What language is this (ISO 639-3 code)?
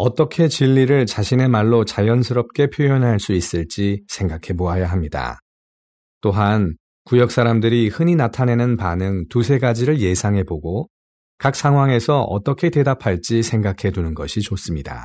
kor